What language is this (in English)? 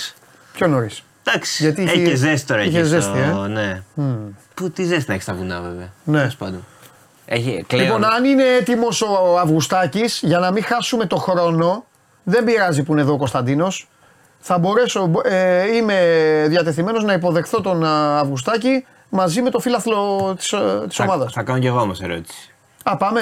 Greek